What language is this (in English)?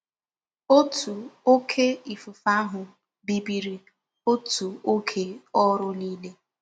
Igbo